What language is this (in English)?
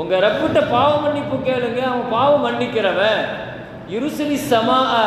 Tamil